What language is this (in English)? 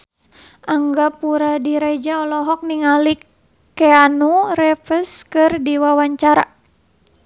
Sundanese